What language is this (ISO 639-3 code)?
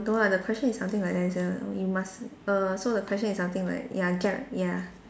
eng